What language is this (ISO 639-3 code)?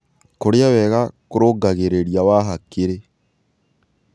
kik